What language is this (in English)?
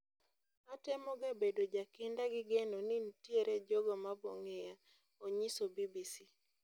Luo (Kenya and Tanzania)